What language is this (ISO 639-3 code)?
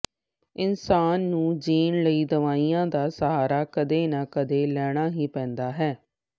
pan